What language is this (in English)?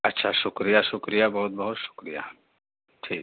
Urdu